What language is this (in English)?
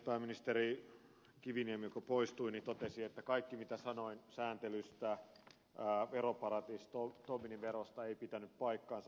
Finnish